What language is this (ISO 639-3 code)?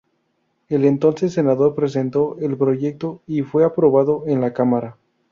spa